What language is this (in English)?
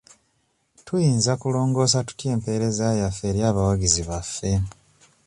Ganda